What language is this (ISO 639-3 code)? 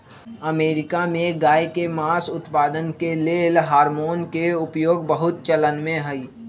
mag